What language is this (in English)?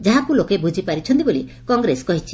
Odia